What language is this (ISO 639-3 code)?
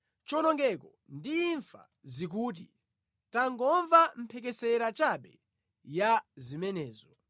nya